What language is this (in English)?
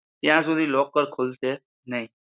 Gujarati